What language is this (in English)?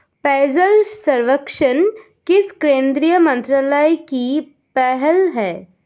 Hindi